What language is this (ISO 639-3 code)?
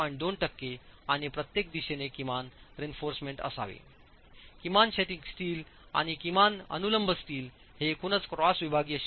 mar